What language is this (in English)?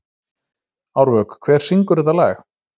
Icelandic